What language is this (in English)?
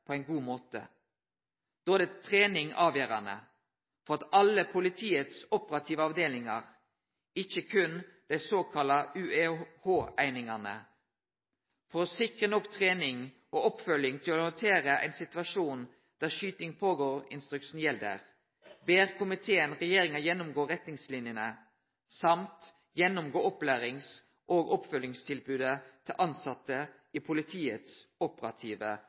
Norwegian Nynorsk